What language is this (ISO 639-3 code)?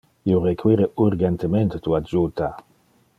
ina